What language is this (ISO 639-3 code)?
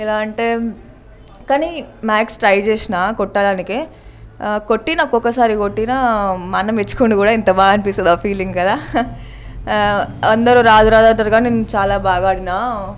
tel